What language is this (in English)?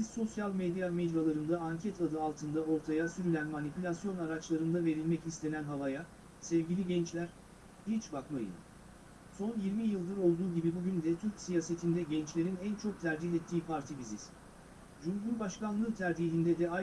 Turkish